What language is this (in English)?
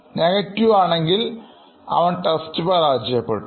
Malayalam